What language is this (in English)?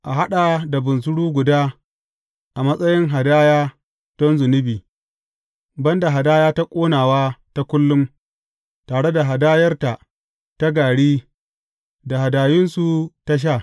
Hausa